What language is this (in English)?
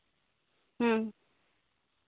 Santali